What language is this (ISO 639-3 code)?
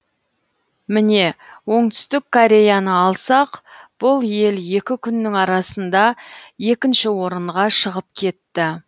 kaz